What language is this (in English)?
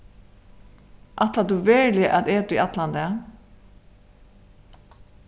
Faroese